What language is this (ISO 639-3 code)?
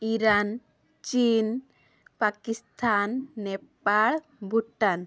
ori